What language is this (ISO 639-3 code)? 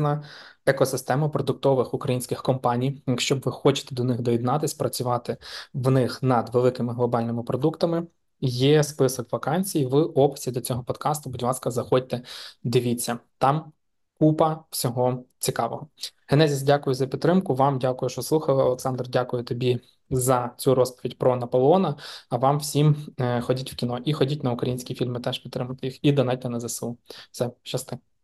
ukr